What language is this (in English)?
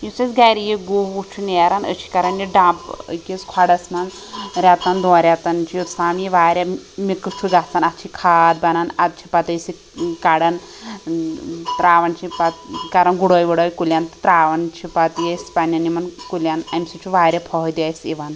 Kashmiri